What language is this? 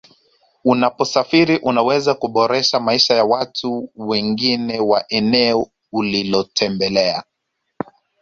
Swahili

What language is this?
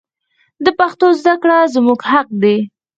Pashto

